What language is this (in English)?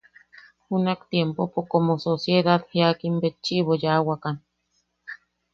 Yaqui